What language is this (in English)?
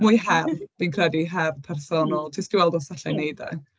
Welsh